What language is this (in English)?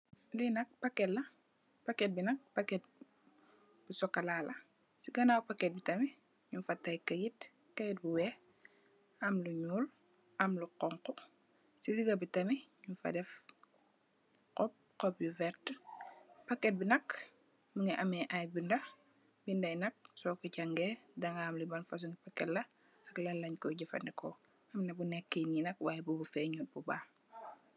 Wolof